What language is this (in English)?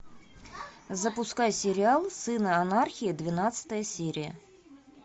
Russian